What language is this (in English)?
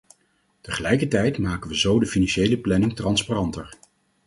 Dutch